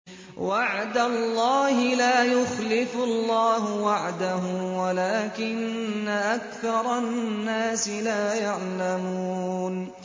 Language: Arabic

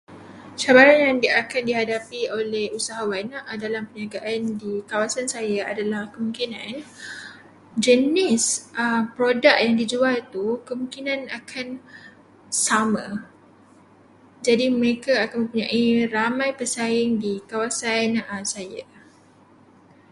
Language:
Malay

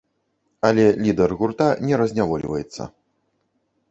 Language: Belarusian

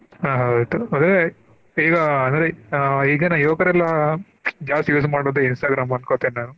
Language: Kannada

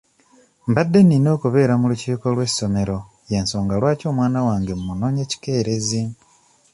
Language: Ganda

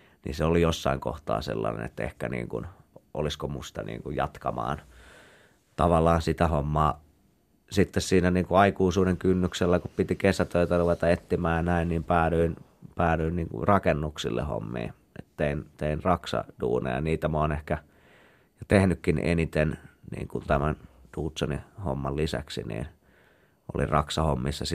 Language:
Finnish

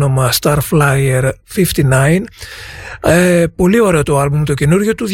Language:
Greek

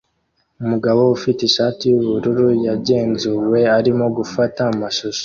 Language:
Kinyarwanda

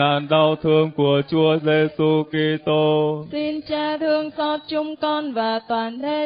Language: Vietnamese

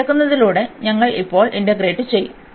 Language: Malayalam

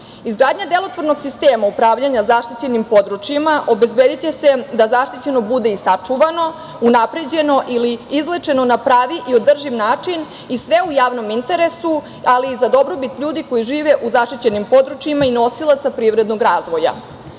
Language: Serbian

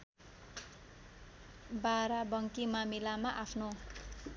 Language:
Nepali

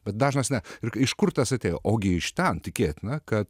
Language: Lithuanian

